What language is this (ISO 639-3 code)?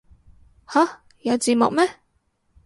yue